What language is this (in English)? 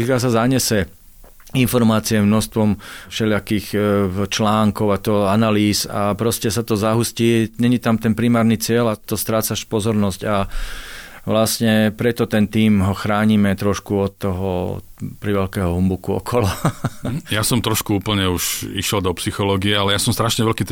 Slovak